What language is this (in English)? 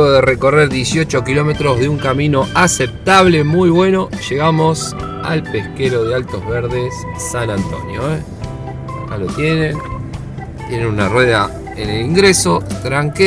Spanish